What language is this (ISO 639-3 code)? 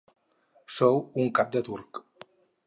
cat